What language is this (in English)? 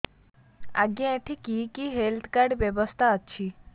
Odia